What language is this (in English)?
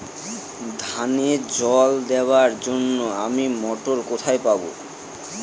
Bangla